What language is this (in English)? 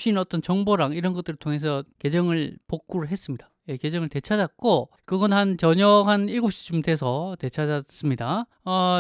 Korean